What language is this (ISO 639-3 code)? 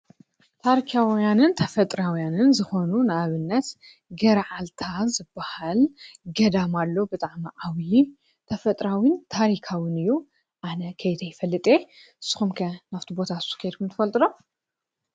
tir